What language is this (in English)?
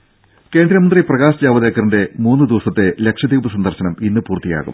Malayalam